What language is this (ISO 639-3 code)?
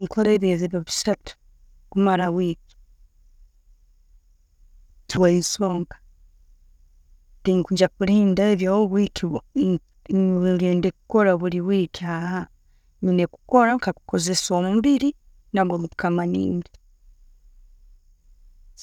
ttj